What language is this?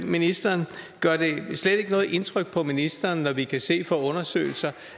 Danish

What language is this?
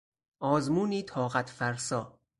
Persian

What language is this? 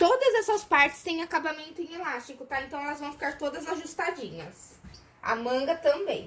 Portuguese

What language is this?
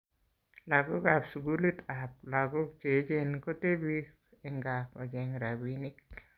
Kalenjin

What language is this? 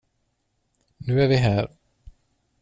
Swedish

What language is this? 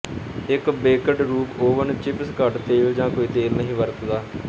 Punjabi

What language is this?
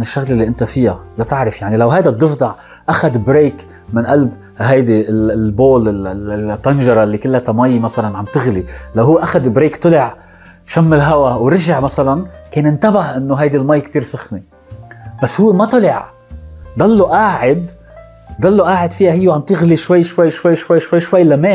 Arabic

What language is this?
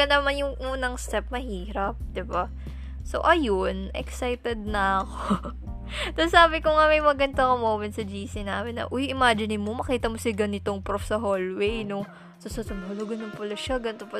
Filipino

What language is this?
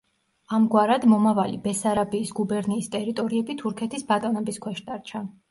Georgian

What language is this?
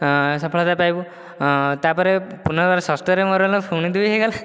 Odia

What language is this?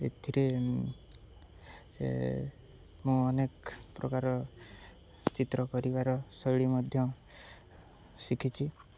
Odia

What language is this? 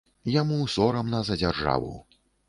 Belarusian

